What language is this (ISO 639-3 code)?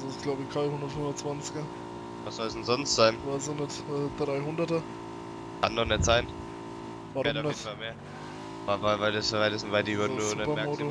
deu